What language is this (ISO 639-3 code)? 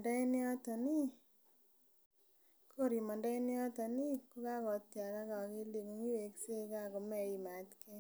kln